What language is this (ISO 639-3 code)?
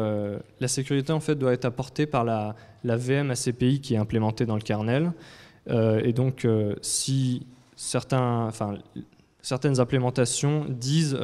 fra